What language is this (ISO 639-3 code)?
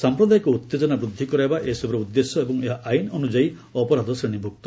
ori